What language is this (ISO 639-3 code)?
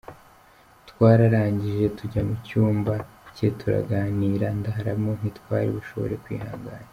kin